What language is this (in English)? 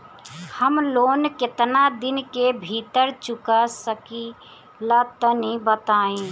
Bhojpuri